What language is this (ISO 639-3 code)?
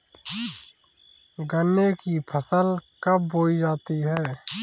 hin